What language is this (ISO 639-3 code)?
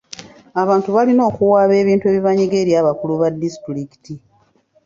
lug